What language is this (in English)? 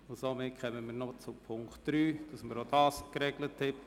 Swiss German